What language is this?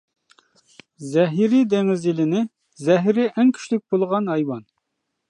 Uyghur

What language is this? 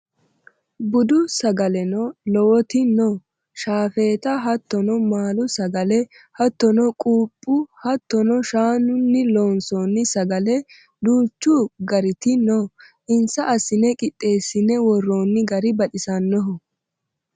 Sidamo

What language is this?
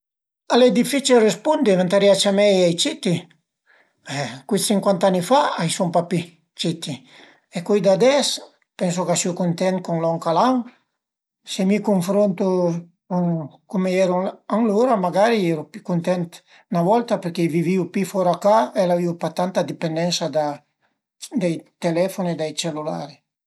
Piedmontese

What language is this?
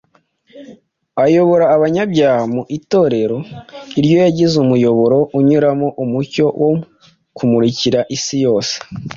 Kinyarwanda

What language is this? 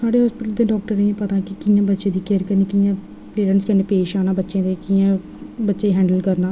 Dogri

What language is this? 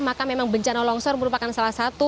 Indonesian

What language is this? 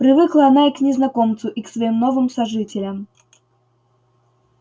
Russian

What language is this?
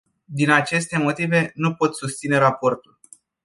Romanian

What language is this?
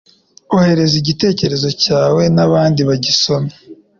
Kinyarwanda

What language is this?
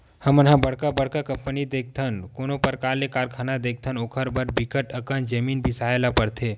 Chhattisgarhi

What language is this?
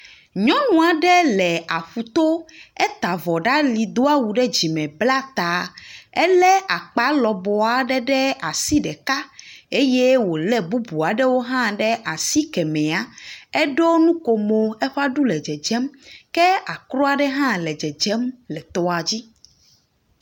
Ewe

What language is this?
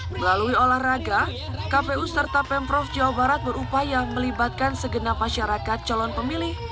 Indonesian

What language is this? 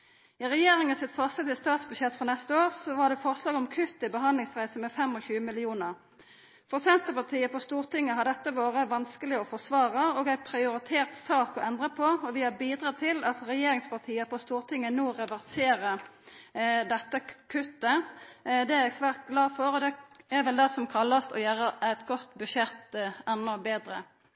Norwegian Nynorsk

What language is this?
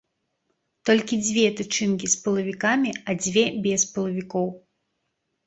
Belarusian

